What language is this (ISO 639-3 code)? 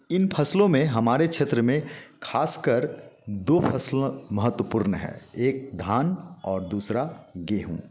hin